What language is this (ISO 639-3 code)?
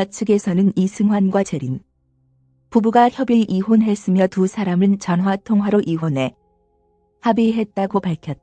kor